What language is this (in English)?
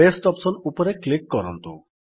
Odia